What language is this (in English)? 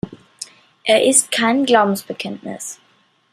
German